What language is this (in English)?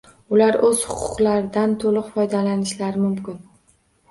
Uzbek